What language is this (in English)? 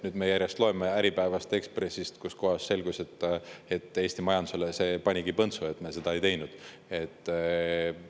Estonian